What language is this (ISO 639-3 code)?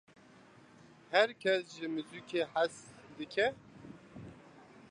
kur